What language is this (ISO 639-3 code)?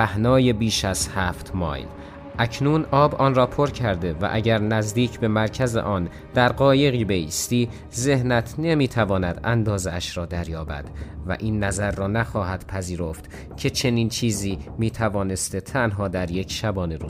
fas